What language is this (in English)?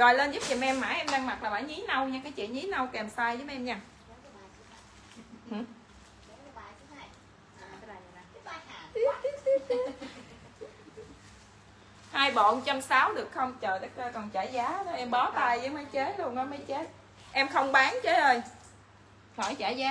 Vietnamese